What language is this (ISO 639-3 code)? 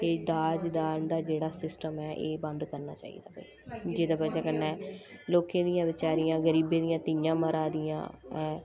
doi